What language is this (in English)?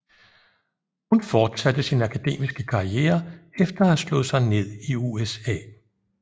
Danish